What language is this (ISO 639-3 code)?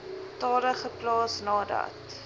afr